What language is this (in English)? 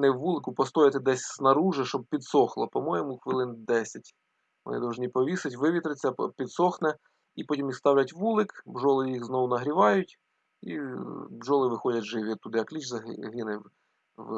Ukrainian